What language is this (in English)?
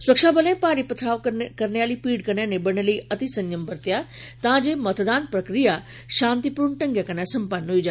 Dogri